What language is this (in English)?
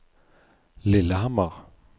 Norwegian